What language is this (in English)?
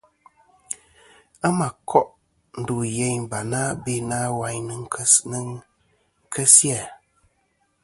Kom